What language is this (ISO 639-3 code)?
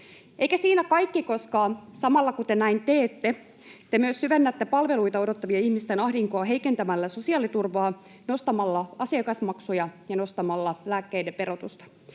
fin